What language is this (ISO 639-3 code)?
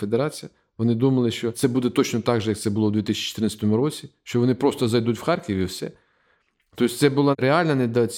ukr